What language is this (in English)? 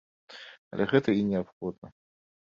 Belarusian